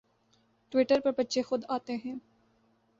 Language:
Urdu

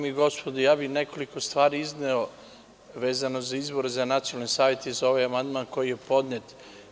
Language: Serbian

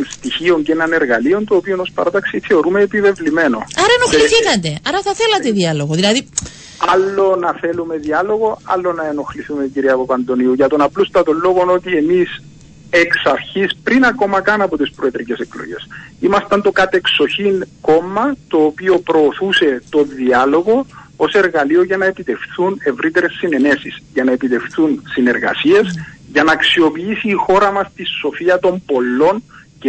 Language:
Greek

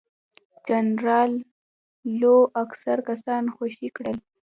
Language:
Pashto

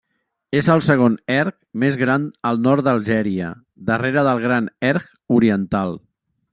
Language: Catalan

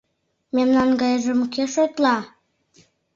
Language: Mari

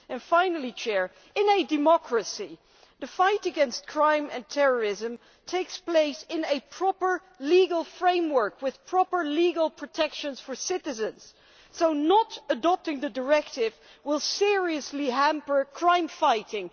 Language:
English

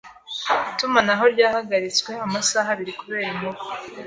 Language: Kinyarwanda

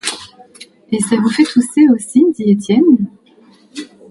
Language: French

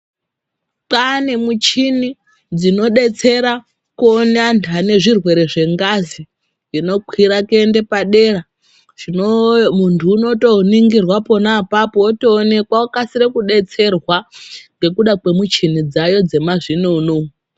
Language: Ndau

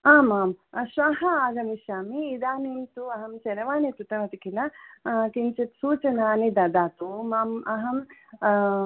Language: Sanskrit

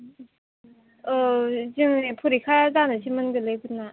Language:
Bodo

